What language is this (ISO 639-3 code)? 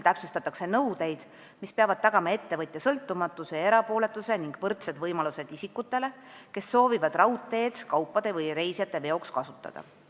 est